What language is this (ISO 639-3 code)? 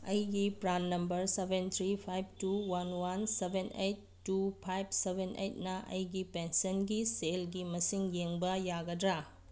mni